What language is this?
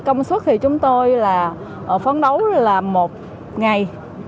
Vietnamese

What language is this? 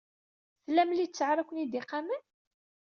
Kabyle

